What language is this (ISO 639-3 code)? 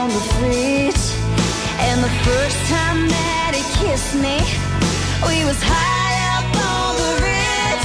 tur